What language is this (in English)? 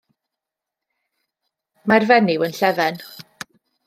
Welsh